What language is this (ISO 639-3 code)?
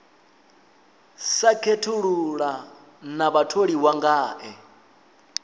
ven